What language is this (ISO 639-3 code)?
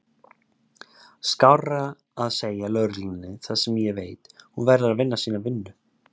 isl